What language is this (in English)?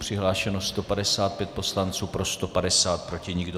Czech